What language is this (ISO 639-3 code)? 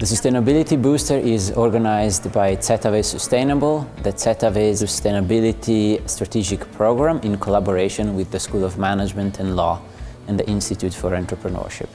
eng